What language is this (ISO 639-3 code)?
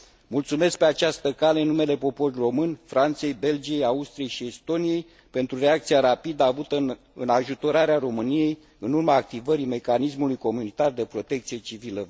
ron